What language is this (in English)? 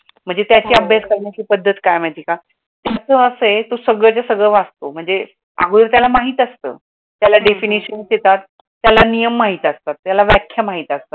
Marathi